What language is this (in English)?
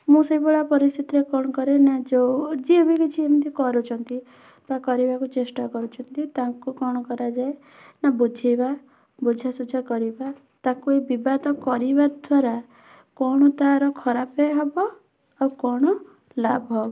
Odia